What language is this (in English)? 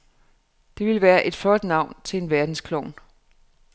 Danish